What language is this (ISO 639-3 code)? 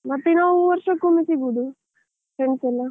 kan